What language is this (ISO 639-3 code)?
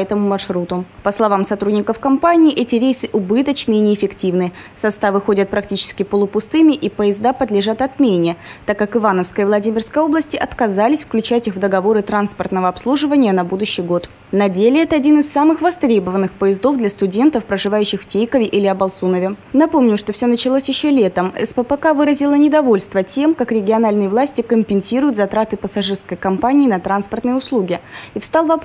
rus